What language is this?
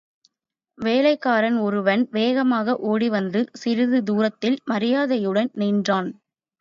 Tamil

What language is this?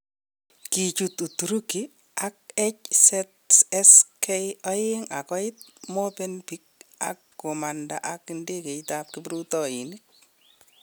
Kalenjin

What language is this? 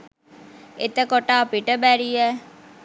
Sinhala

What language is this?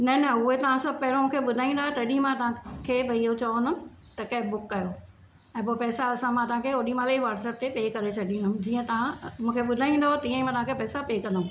Sindhi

